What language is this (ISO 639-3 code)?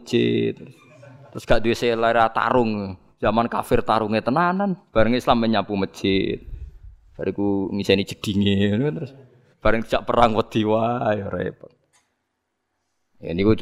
ind